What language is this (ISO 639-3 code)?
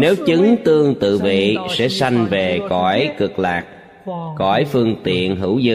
vie